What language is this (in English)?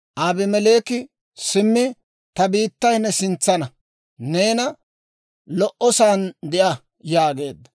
Dawro